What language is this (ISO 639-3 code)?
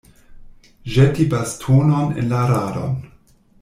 epo